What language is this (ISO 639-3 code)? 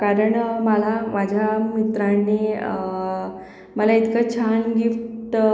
mar